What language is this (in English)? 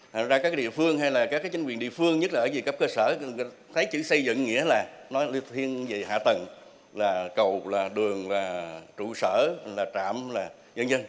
Vietnamese